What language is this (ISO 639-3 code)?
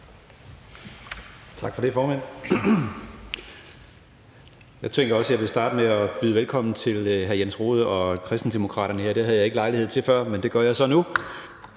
dan